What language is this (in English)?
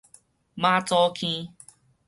Min Nan Chinese